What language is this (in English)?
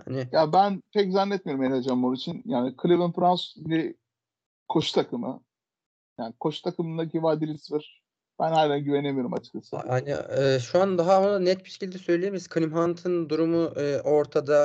Turkish